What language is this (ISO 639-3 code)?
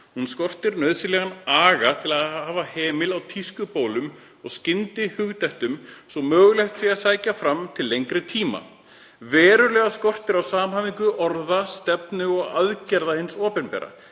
isl